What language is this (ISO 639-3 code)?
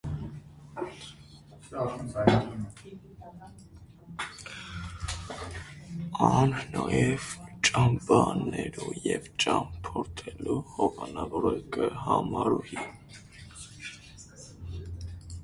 hye